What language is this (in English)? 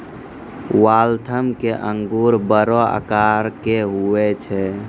Maithili